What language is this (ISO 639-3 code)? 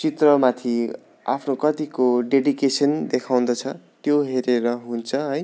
nep